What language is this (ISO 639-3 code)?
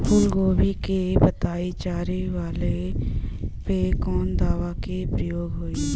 bho